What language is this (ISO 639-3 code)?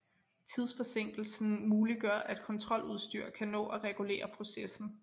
dan